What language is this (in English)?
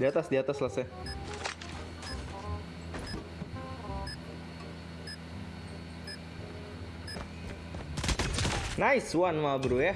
Indonesian